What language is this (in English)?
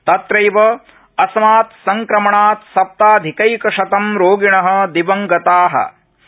Sanskrit